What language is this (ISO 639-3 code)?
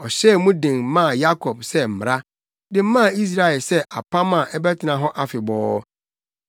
aka